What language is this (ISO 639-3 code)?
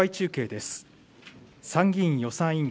jpn